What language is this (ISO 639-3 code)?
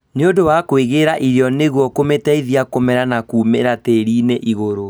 kik